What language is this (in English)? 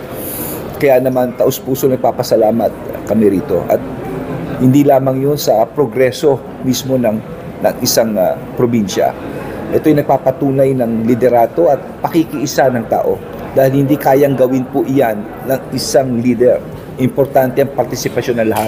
Filipino